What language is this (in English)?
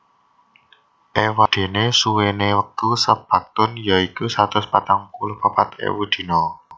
Javanese